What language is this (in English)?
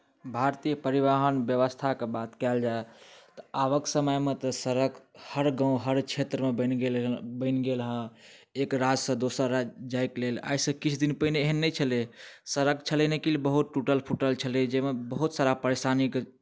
Maithili